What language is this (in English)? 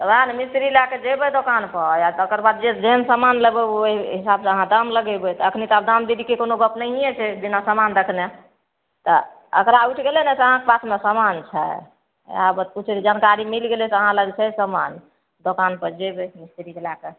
Maithili